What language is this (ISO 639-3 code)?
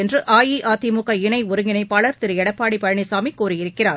tam